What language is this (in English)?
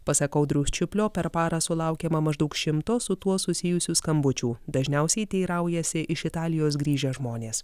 Lithuanian